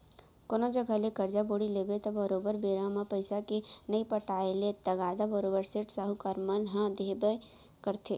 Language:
Chhattisgarhi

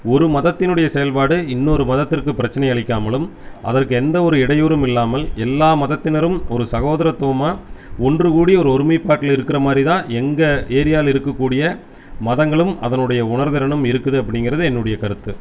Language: Tamil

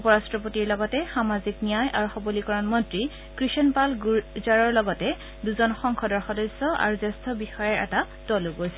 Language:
Assamese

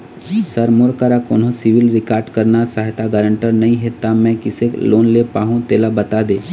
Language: Chhattisgarhi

